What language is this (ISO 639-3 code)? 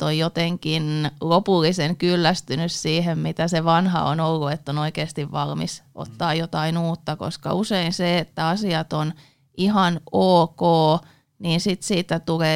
fin